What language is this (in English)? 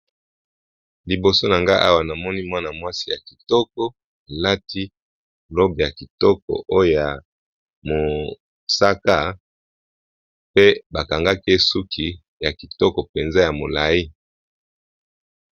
Lingala